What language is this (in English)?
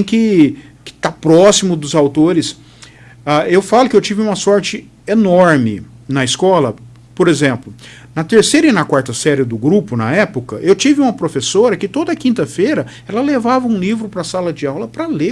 Portuguese